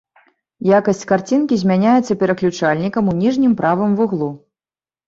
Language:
Belarusian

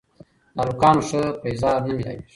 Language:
Pashto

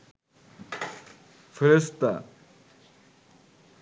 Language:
Bangla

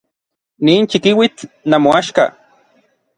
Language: Orizaba Nahuatl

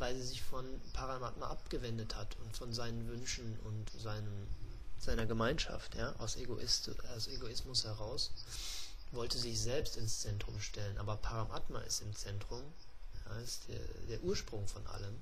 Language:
German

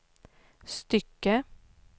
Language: Swedish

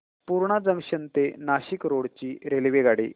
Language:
Marathi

